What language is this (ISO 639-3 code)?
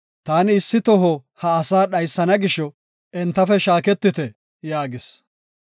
gof